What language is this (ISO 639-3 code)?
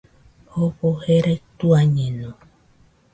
hux